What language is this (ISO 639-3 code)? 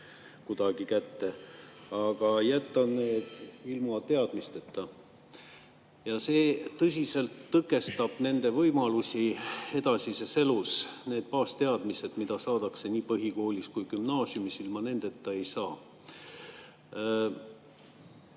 est